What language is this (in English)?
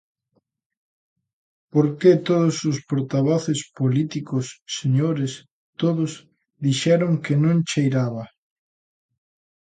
Galician